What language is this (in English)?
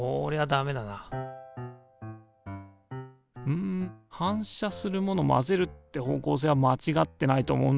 Japanese